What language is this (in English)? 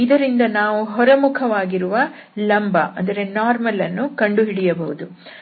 Kannada